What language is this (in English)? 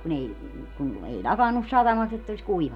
Finnish